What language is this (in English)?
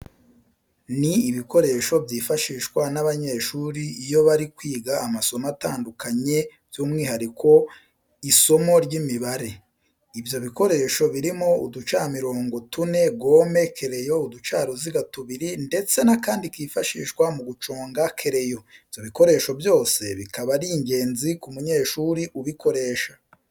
Kinyarwanda